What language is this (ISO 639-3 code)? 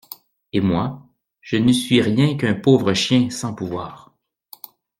fra